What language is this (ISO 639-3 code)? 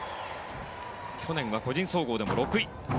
jpn